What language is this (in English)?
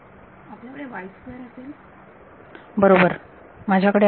Marathi